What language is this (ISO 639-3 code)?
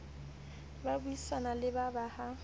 sot